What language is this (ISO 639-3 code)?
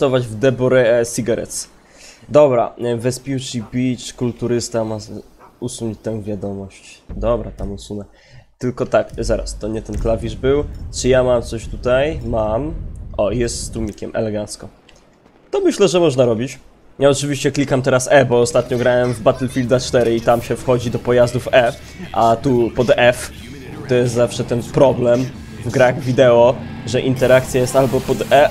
pol